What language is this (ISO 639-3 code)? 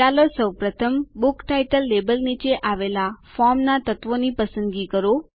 guj